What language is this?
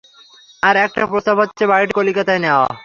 Bangla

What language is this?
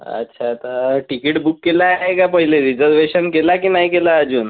Marathi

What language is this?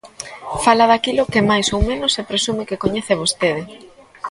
Galician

